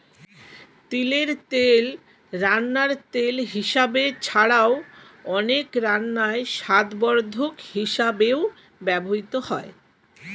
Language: Bangla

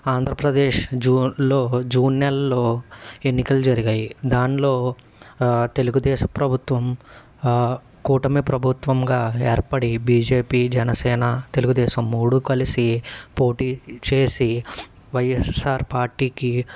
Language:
Telugu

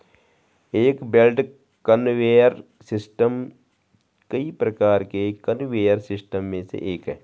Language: Hindi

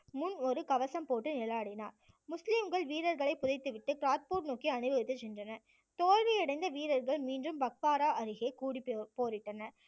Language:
Tamil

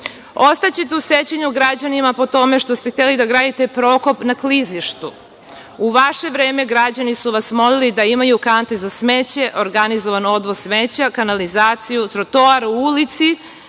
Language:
Serbian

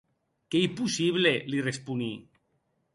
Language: Occitan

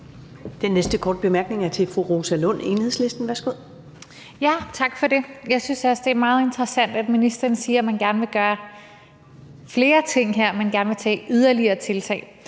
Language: Danish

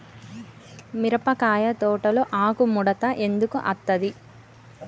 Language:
Telugu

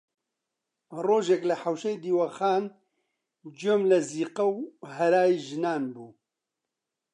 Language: Central Kurdish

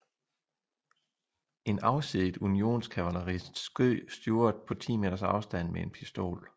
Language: Danish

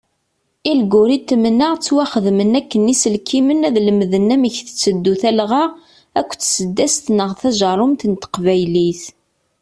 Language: Kabyle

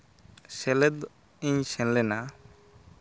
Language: Santali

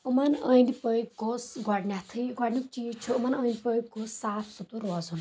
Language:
Kashmiri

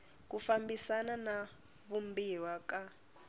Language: Tsonga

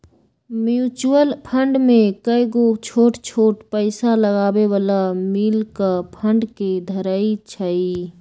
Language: Magahi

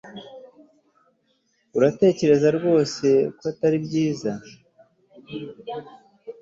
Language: Kinyarwanda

